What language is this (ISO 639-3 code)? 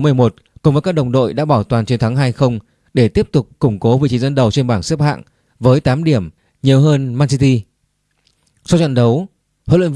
vie